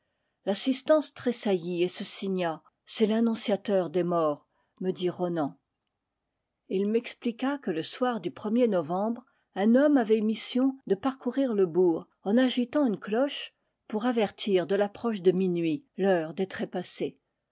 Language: French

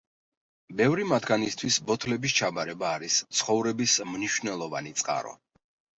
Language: Georgian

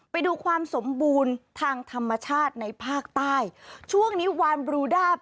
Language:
Thai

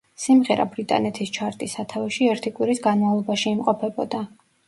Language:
Georgian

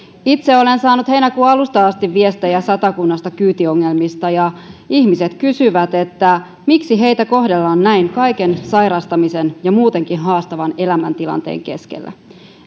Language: Finnish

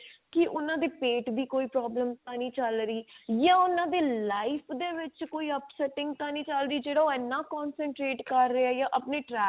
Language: Punjabi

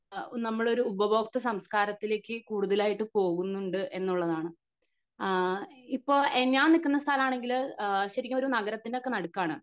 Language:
Malayalam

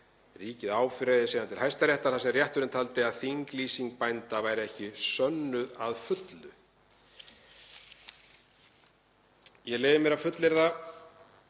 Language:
Icelandic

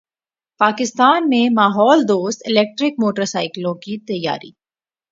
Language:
Urdu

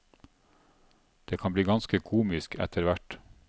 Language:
Norwegian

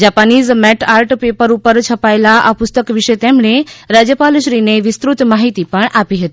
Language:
Gujarati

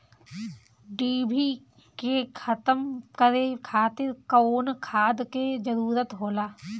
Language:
Bhojpuri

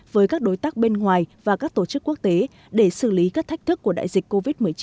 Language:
Vietnamese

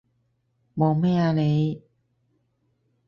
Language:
Cantonese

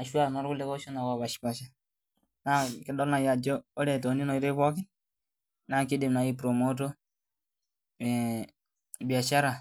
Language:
Masai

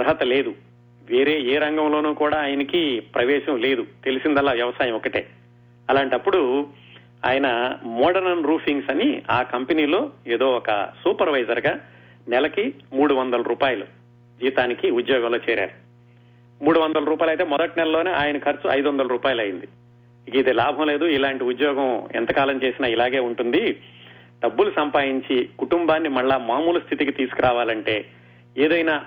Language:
Telugu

